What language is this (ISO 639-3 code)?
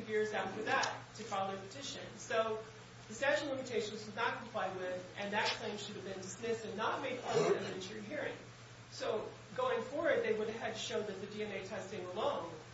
eng